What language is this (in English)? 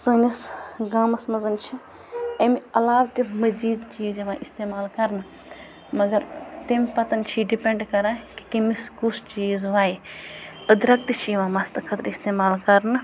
Kashmiri